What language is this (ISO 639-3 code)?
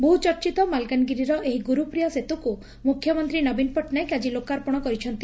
ori